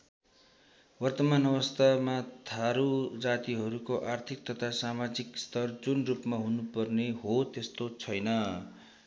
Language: Nepali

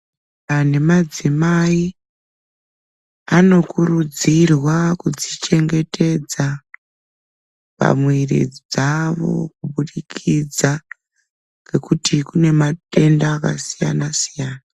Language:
Ndau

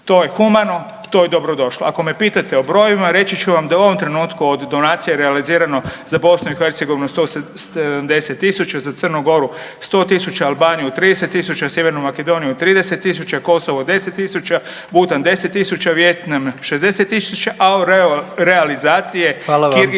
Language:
Croatian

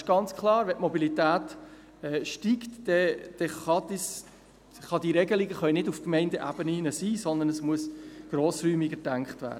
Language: Swiss German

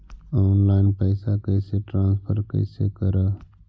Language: Magahi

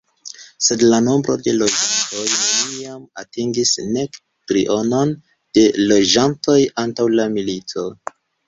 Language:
Esperanto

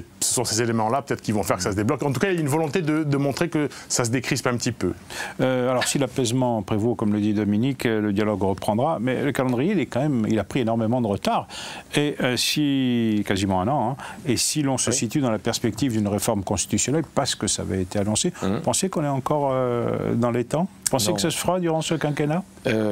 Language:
French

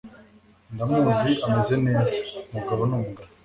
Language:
Kinyarwanda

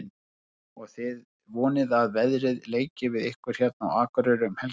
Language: Icelandic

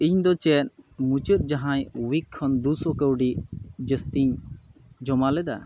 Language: Santali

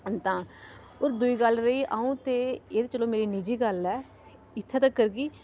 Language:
Dogri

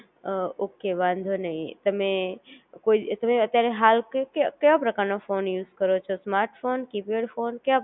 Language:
Gujarati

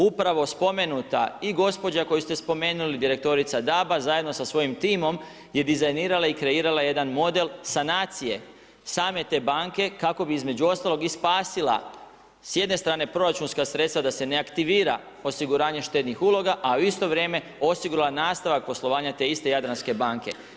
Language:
Croatian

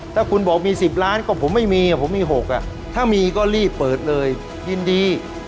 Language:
Thai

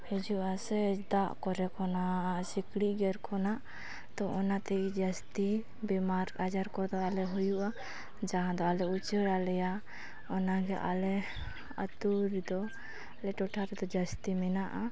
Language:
Santali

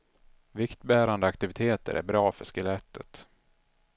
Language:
Swedish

